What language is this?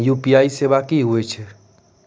Maithili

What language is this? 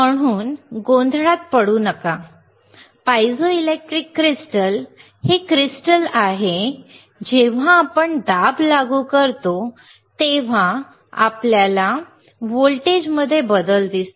Marathi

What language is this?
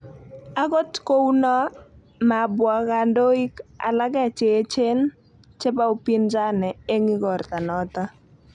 Kalenjin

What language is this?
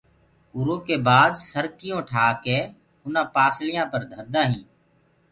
Gurgula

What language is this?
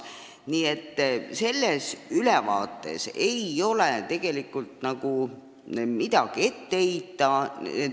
Estonian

